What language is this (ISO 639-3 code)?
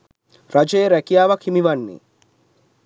sin